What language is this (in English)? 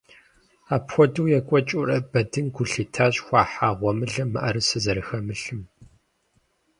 Kabardian